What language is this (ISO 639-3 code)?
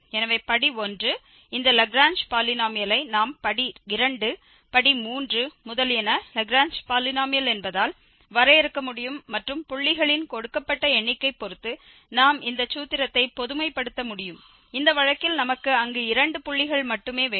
tam